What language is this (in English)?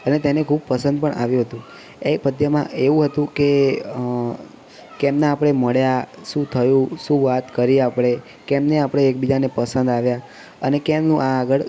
Gujarati